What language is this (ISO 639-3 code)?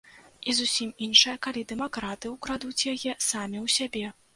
bel